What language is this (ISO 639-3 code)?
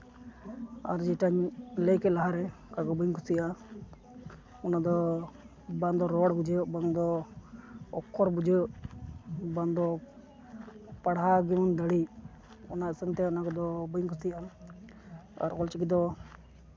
sat